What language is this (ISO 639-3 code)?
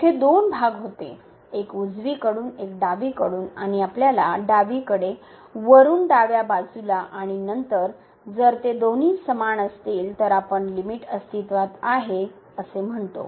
mar